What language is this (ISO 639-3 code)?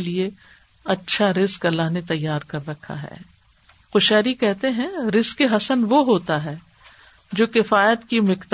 urd